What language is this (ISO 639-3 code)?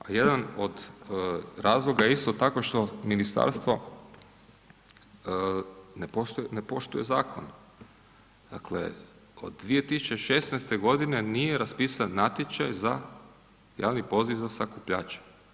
hrv